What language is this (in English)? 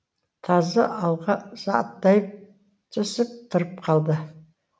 Kazakh